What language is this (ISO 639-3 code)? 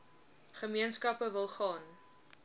afr